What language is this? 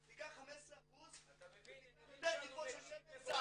Hebrew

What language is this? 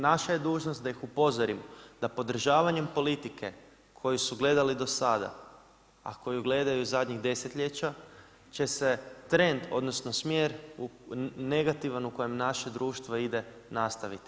Croatian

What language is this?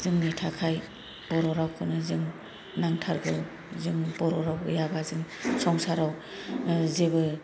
Bodo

